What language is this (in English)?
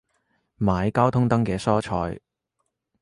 Cantonese